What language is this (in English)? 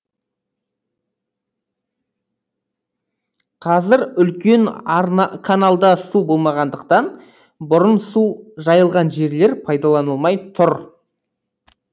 Kazakh